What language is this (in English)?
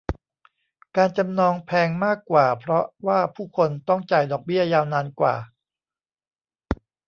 Thai